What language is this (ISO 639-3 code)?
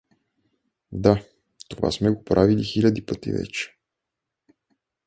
bul